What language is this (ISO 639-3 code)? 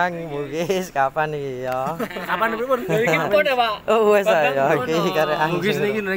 ind